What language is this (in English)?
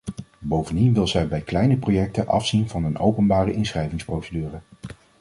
Dutch